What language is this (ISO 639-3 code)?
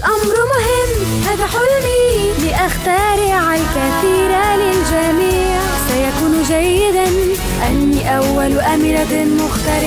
ara